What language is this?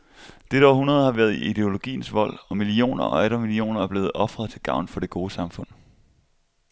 Danish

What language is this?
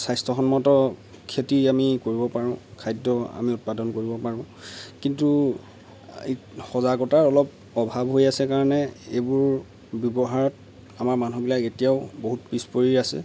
Assamese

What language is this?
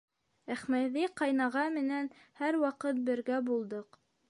Bashkir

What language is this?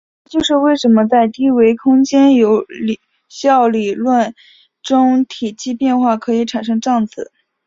Chinese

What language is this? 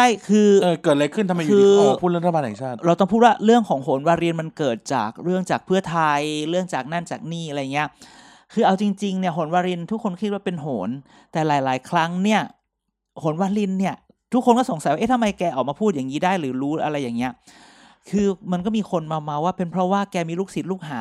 Thai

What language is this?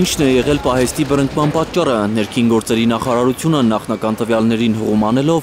Turkish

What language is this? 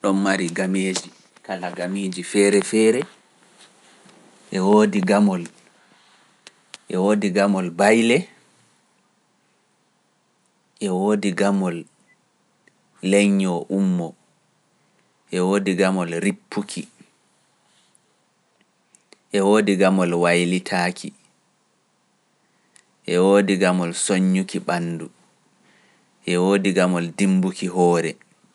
Pular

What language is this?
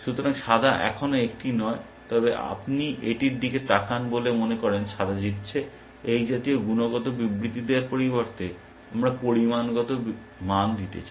Bangla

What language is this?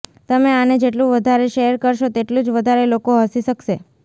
Gujarati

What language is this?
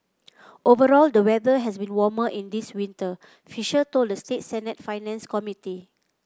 English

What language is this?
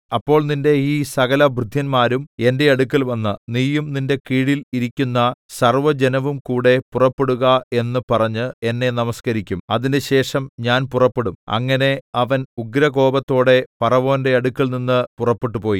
Malayalam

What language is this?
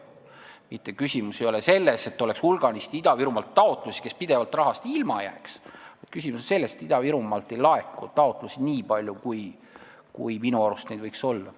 Estonian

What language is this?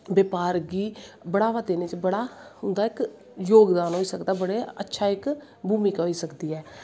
Dogri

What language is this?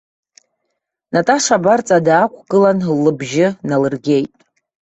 Abkhazian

